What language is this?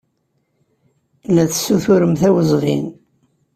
Kabyle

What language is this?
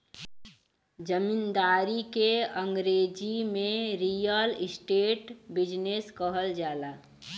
Bhojpuri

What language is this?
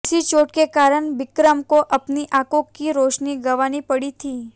Hindi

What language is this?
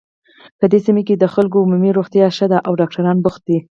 Pashto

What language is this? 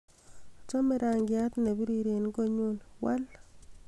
Kalenjin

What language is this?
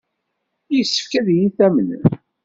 Kabyle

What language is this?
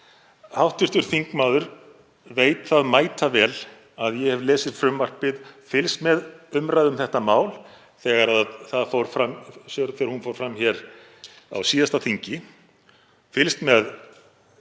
Icelandic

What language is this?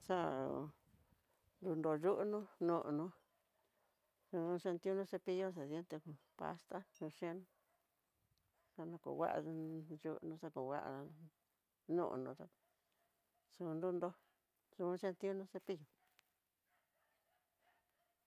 Tidaá Mixtec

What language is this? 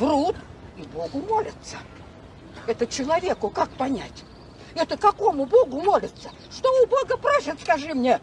Russian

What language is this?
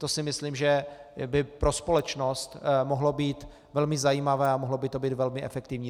Czech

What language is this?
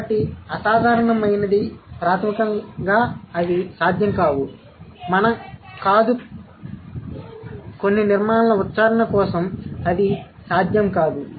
Telugu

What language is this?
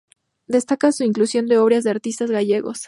Spanish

